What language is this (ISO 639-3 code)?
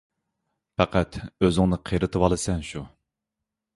uig